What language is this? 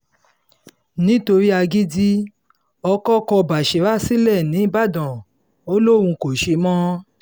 Yoruba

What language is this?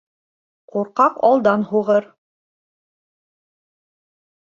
Bashkir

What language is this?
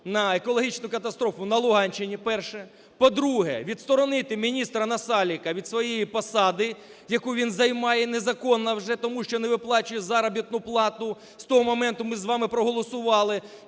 Ukrainian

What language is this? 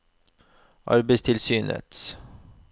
Norwegian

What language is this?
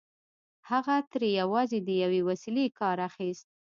Pashto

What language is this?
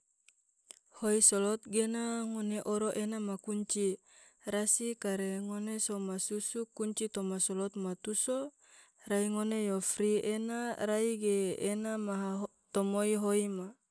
Tidore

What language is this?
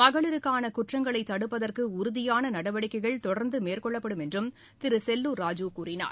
Tamil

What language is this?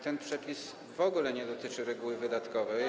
Polish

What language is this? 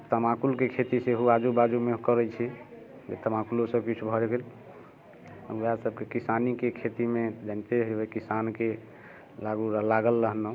Maithili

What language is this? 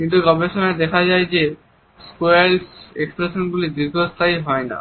Bangla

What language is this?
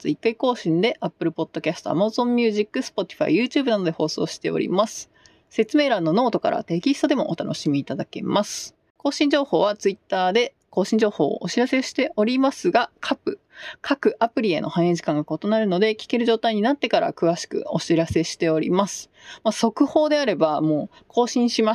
Japanese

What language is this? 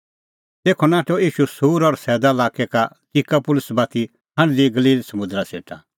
Kullu Pahari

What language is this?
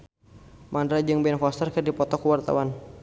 Sundanese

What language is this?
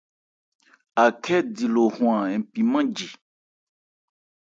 Ebrié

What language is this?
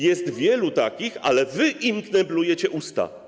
Polish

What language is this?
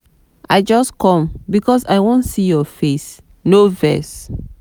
Nigerian Pidgin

